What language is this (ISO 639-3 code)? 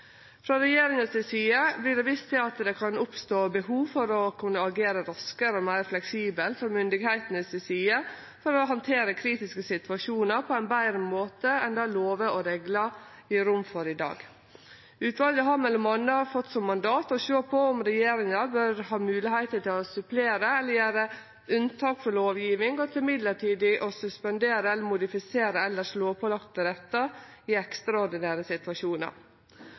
nno